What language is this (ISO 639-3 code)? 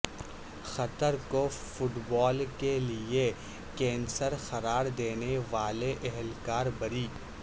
urd